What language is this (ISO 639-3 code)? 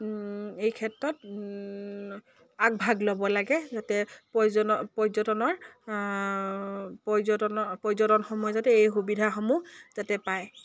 asm